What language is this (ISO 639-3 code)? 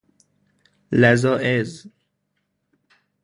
fas